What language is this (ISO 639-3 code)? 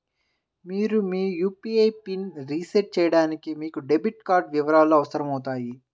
tel